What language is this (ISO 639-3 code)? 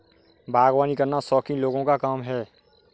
hin